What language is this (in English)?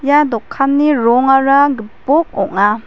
Garo